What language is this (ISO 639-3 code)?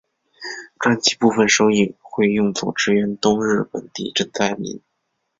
zho